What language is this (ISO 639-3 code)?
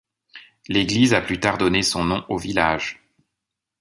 fra